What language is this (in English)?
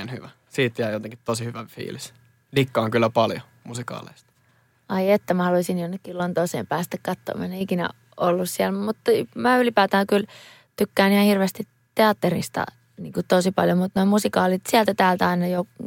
Finnish